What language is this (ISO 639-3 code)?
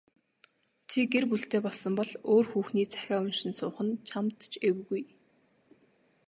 mon